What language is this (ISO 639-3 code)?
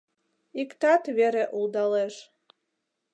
chm